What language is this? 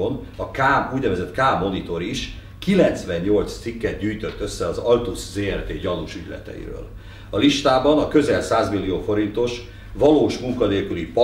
Hungarian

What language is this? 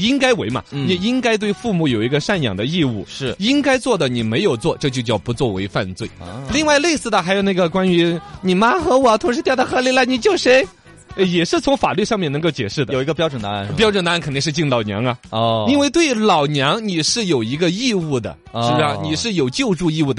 Chinese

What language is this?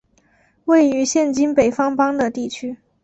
Chinese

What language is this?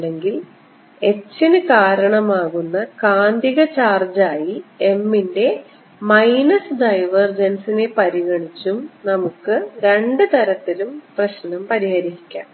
Malayalam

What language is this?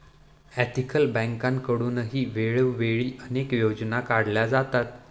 Marathi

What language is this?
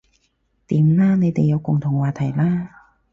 Cantonese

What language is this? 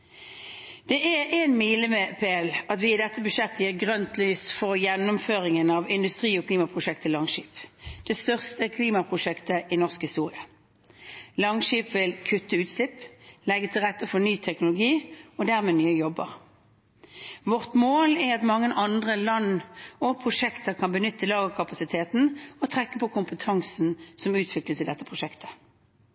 Norwegian Bokmål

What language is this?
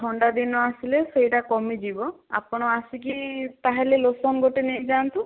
Odia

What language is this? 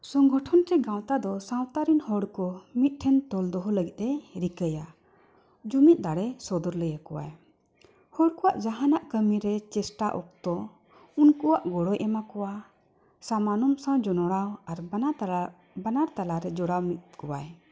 Santali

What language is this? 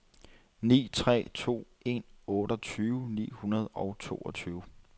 Danish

